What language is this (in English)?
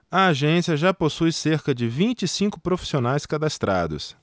Portuguese